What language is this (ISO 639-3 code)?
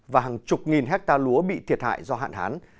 vie